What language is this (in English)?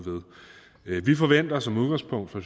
Danish